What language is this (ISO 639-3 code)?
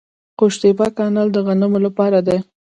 pus